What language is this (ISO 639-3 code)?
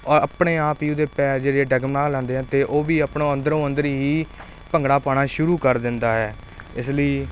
pan